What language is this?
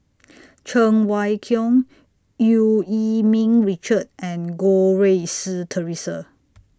English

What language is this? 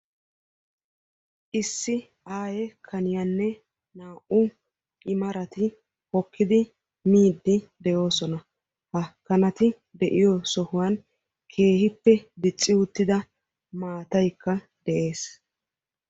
Wolaytta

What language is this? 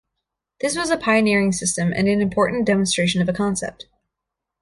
English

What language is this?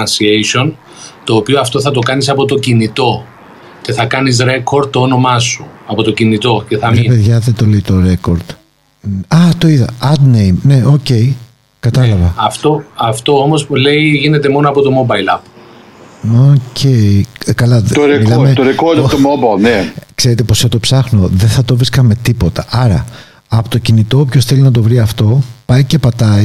Greek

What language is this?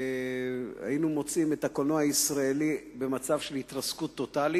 Hebrew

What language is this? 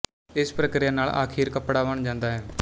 Punjabi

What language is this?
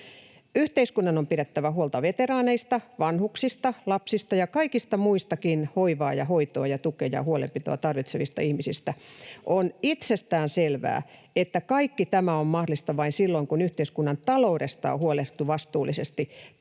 Finnish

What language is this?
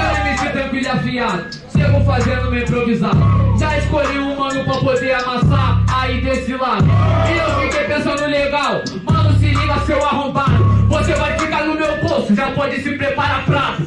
Portuguese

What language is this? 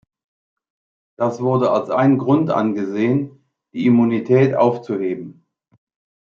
German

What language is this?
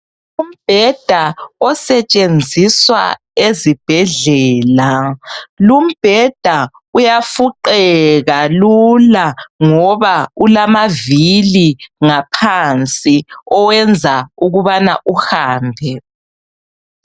North Ndebele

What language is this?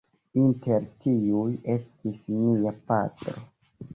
Esperanto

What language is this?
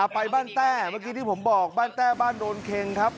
Thai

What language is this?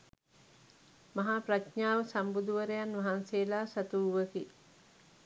Sinhala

